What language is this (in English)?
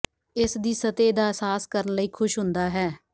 Punjabi